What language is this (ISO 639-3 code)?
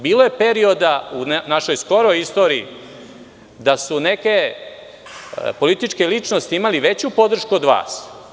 srp